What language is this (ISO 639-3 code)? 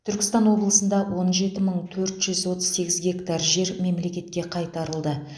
kaz